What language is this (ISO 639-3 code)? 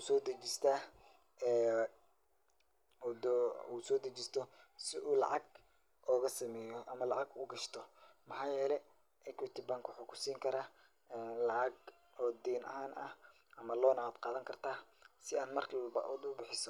som